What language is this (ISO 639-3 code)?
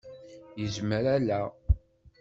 kab